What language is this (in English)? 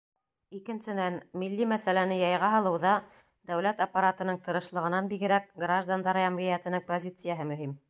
Bashkir